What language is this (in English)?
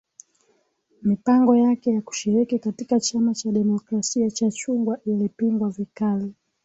Swahili